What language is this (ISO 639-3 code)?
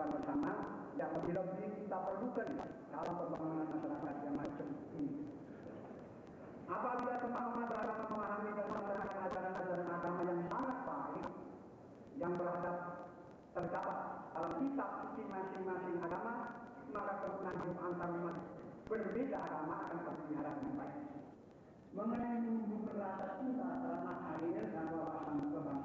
ind